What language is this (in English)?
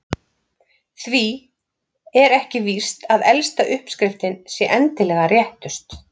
Icelandic